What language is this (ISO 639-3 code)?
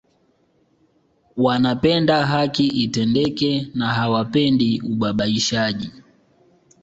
swa